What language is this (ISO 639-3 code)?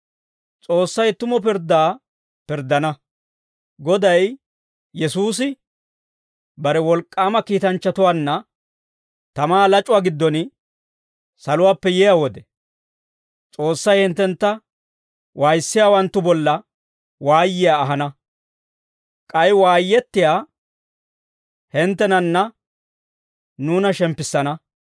dwr